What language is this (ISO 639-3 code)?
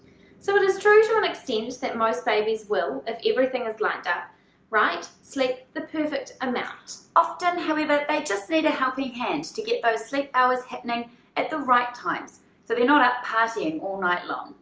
eng